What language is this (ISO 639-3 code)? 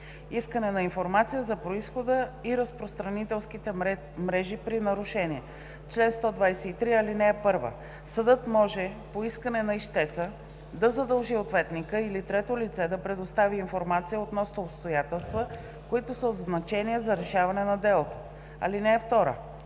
bul